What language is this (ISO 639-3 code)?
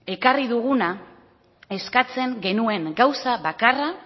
eus